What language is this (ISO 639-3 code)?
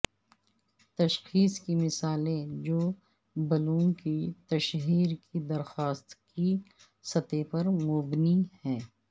urd